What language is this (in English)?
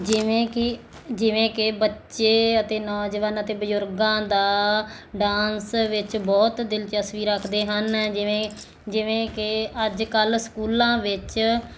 Punjabi